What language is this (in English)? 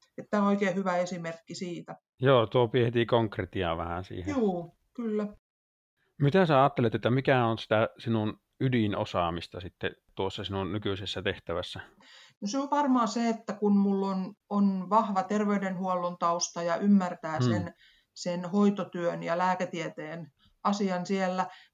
Finnish